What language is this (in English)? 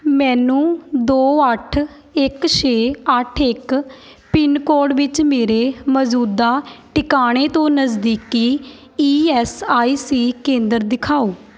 Punjabi